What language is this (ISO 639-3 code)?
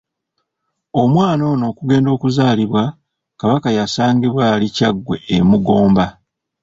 lug